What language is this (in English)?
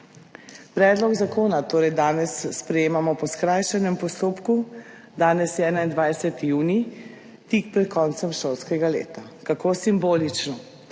Slovenian